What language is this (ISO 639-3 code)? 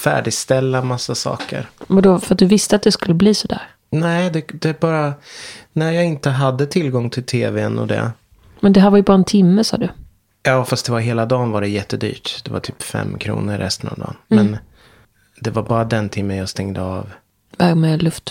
swe